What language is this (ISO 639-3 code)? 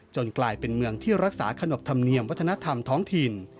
tha